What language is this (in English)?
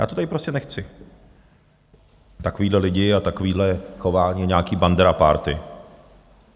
Czech